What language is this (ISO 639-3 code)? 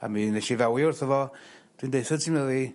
cym